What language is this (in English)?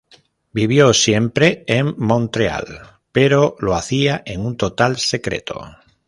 Spanish